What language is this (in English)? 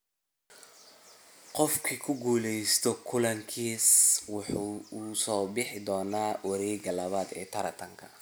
Somali